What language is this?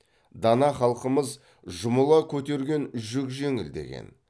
Kazakh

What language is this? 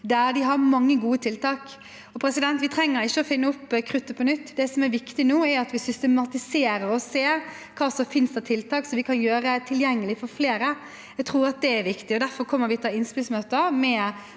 Norwegian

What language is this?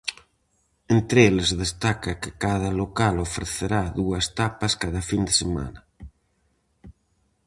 Galician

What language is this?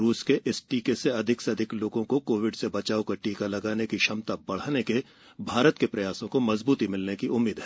Hindi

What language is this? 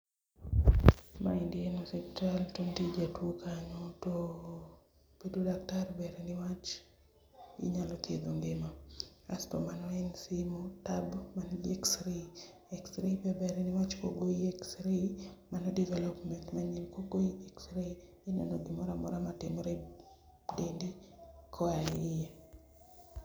Luo (Kenya and Tanzania)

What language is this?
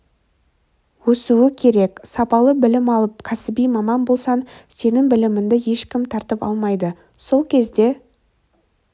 Kazakh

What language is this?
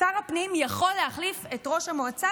Hebrew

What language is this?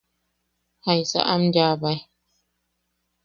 Yaqui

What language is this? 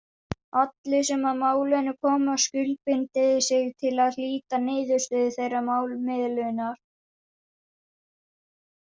Icelandic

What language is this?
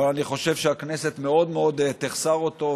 Hebrew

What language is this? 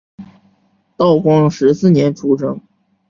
Chinese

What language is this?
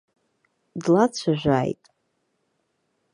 Abkhazian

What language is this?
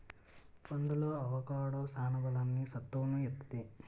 Telugu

